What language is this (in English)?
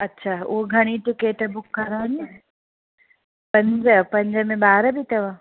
Sindhi